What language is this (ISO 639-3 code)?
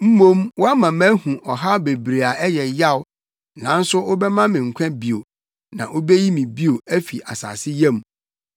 aka